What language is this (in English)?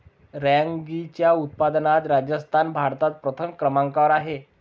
Marathi